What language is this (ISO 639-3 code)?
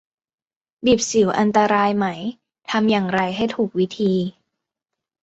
tha